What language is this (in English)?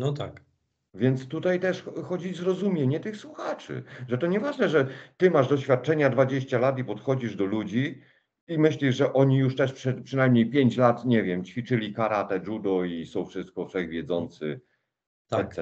Polish